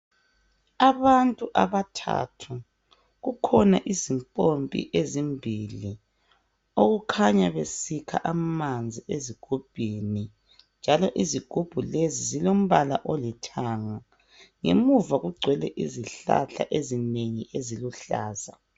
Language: North Ndebele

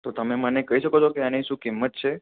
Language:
Gujarati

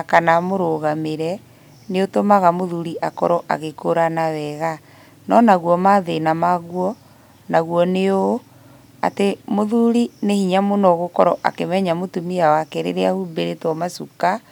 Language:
Kikuyu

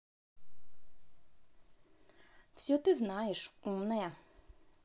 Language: Russian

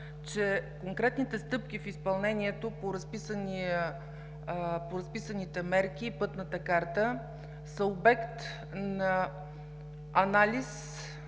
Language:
Bulgarian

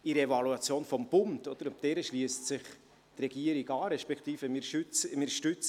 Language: Swiss German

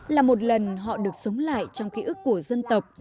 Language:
Vietnamese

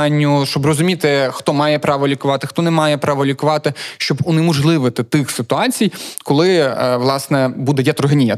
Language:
Ukrainian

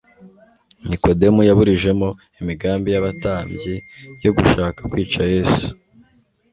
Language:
Kinyarwanda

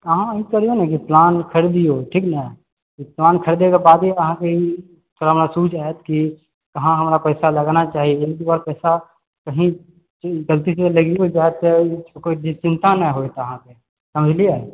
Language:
Maithili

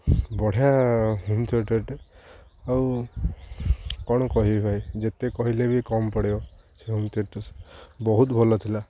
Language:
Odia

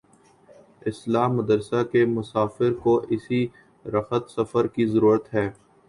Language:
Urdu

